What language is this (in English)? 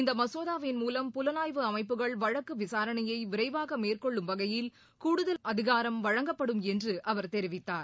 Tamil